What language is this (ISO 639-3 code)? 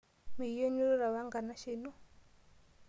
mas